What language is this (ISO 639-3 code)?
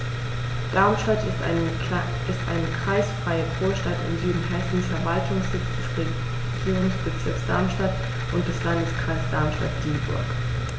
deu